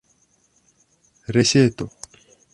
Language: Esperanto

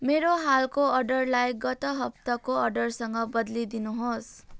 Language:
Nepali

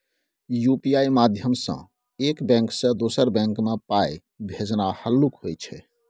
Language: Maithili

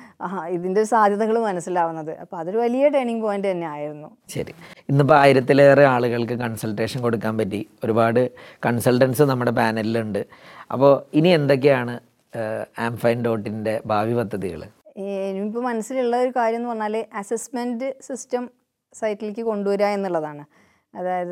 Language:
Malayalam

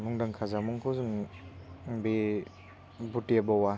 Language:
Bodo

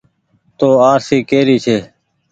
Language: Goaria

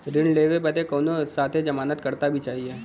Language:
Bhojpuri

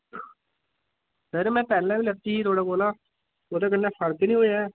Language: Dogri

